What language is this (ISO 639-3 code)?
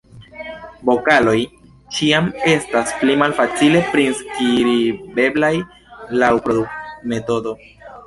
epo